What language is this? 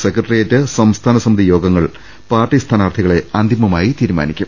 Malayalam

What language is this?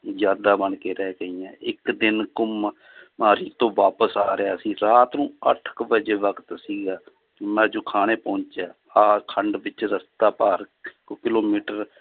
Punjabi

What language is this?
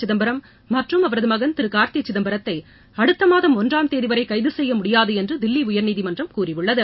Tamil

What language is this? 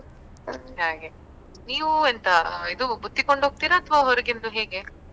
Kannada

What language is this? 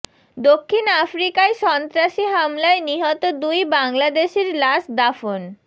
Bangla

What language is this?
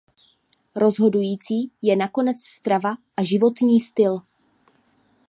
Czech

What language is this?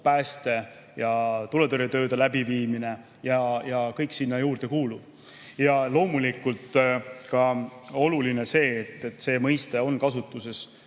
Estonian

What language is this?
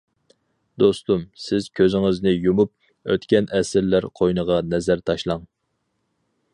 Uyghur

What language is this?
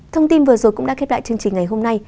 Vietnamese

